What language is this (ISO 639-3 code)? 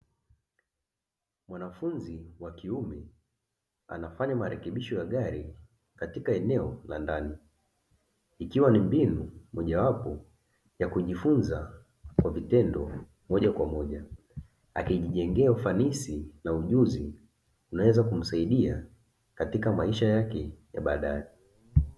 swa